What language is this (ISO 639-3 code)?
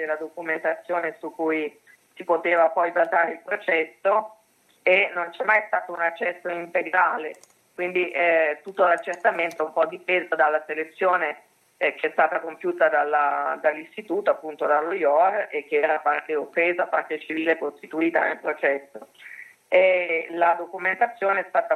ita